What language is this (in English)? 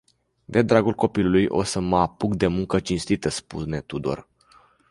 Romanian